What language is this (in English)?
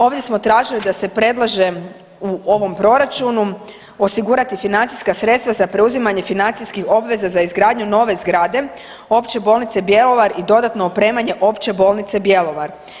Croatian